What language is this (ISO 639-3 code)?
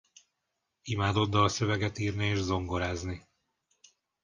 hun